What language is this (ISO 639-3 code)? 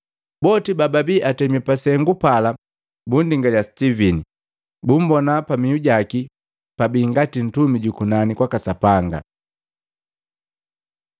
mgv